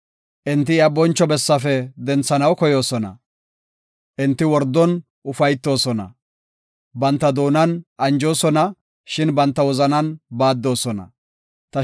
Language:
Gofa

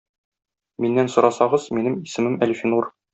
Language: Tatar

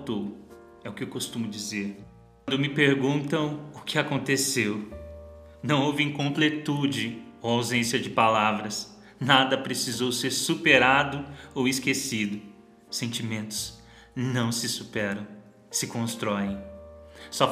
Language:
Portuguese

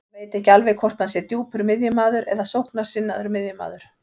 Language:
Icelandic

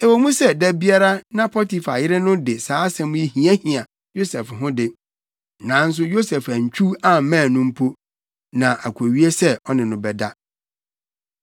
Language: Akan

